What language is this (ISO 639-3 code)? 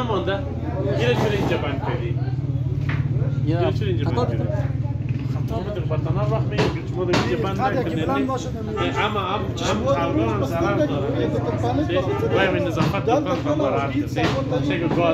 ron